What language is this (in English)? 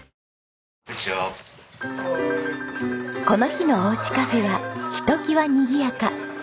Japanese